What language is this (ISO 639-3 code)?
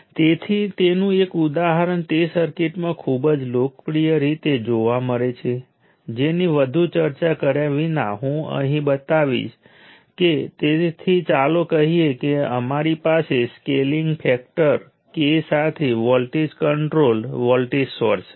guj